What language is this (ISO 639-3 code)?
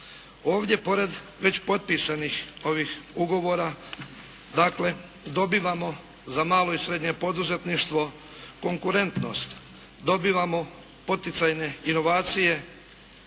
hrv